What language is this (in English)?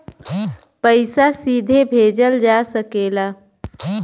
Bhojpuri